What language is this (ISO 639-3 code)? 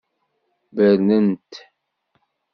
kab